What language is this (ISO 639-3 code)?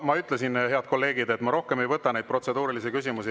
est